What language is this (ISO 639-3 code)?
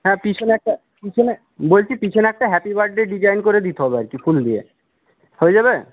ben